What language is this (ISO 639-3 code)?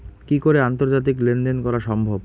ben